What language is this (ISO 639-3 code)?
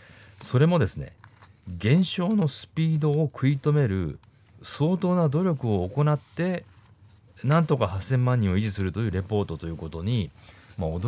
jpn